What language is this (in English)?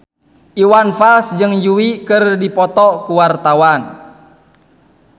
Sundanese